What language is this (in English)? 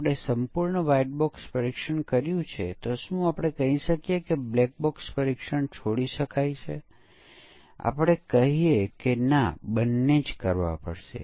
Gujarati